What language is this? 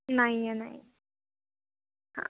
Marathi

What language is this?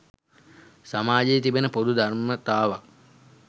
Sinhala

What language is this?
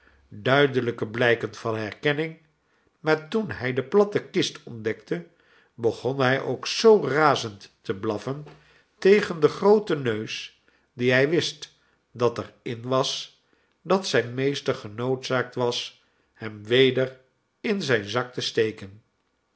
Dutch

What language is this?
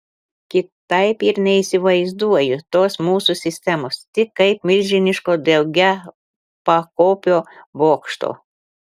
Lithuanian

